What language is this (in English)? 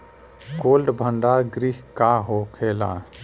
Bhojpuri